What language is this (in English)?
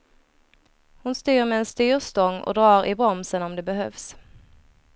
Swedish